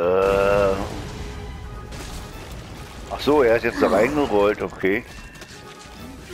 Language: German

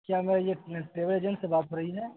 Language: Urdu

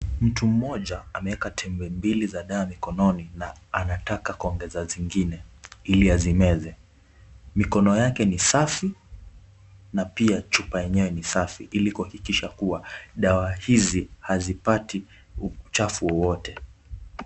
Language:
Swahili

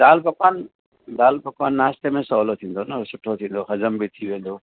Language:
Sindhi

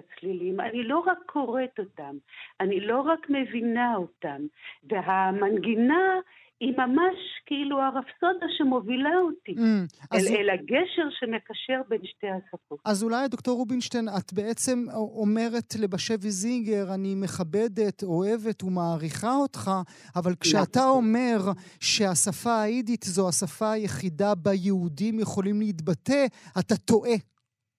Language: Hebrew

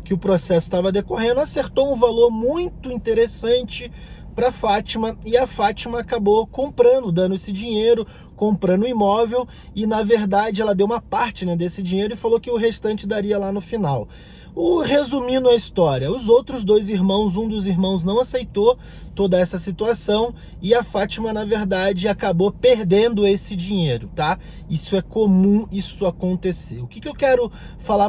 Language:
Portuguese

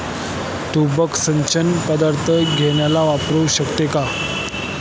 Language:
Marathi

